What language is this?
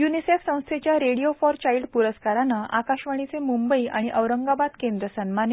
Marathi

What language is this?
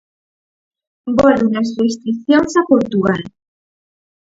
Galician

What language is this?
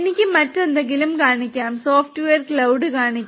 Malayalam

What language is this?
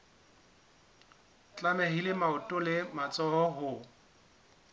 Southern Sotho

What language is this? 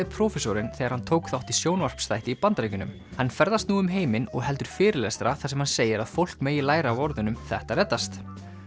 Icelandic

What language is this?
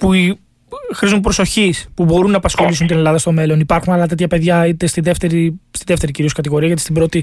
Greek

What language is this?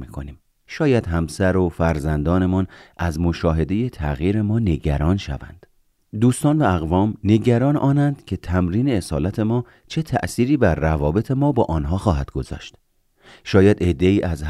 Persian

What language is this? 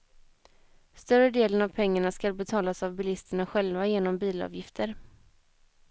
Swedish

